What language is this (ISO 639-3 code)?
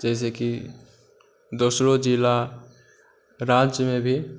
mai